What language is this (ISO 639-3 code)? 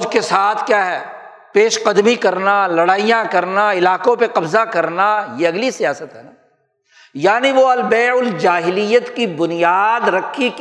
urd